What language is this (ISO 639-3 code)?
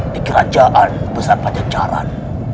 ind